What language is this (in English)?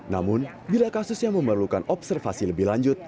Indonesian